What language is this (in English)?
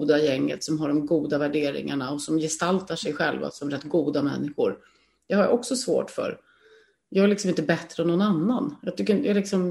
Swedish